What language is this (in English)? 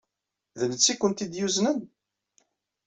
Kabyle